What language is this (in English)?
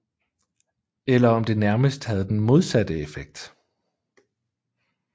Danish